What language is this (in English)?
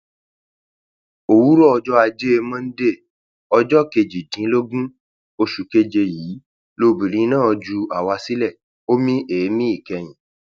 Yoruba